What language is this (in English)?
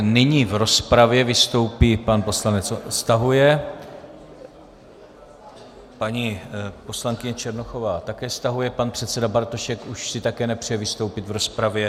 Czech